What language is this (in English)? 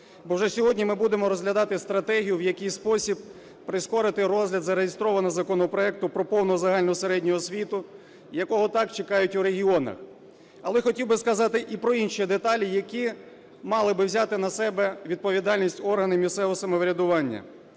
Ukrainian